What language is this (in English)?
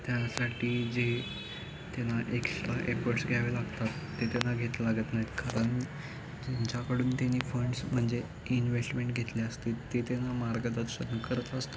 Marathi